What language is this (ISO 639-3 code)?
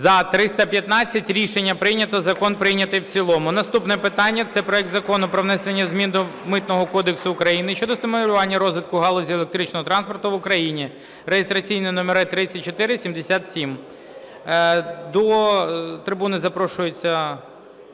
ukr